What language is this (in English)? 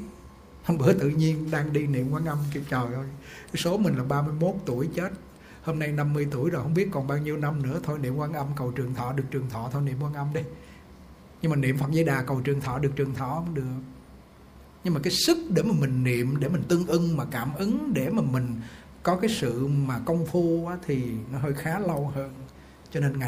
Vietnamese